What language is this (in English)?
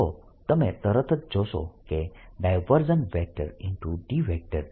Gujarati